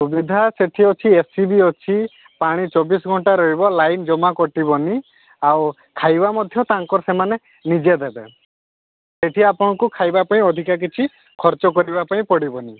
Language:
Odia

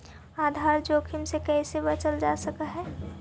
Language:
Magahi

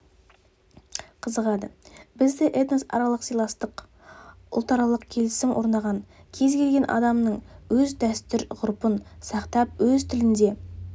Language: Kazakh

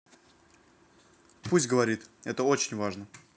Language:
Russian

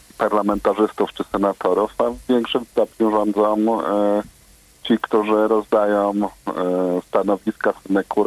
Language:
Polish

